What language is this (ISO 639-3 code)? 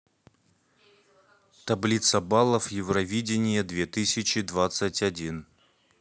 rus